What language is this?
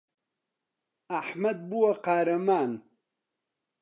Central Kurdish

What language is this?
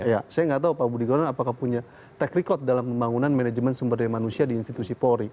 Indonesian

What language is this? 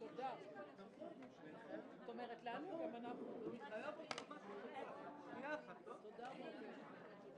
Hebrew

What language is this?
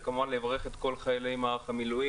Hebrew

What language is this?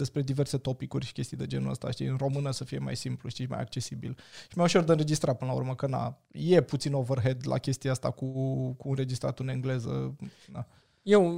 Romanian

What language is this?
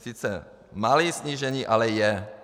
Czech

